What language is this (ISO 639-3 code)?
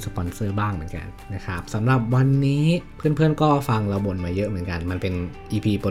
tha